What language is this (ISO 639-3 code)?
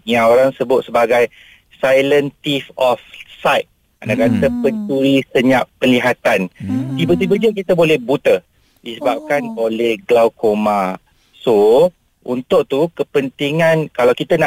msa